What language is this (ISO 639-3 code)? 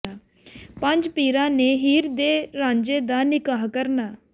pan